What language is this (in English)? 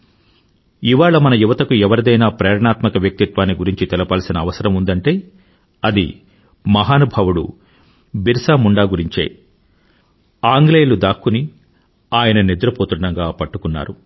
Telugu